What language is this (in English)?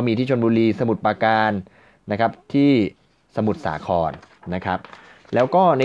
Thai